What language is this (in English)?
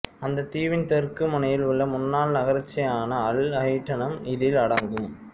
Tamil